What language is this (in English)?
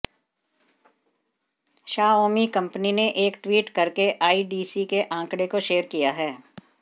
Hindi